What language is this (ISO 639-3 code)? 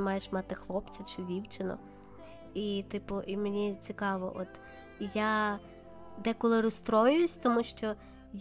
ukr